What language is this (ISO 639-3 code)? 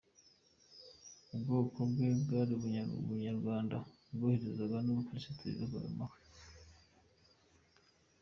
kin